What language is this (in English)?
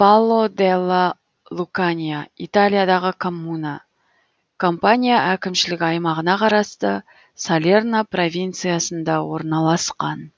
Kazakh